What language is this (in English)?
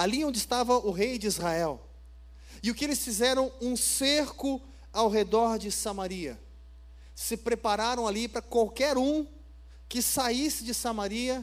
Portuguese